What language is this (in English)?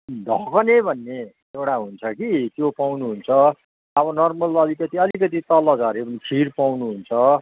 Nepali